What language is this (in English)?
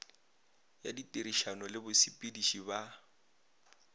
Northern Sotho